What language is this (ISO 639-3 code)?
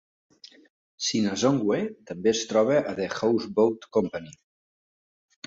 cat